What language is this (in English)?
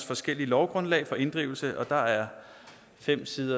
Danish